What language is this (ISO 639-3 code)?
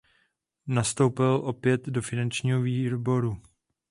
ces